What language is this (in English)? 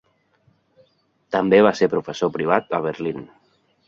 Catalan